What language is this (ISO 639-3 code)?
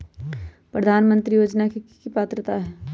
mag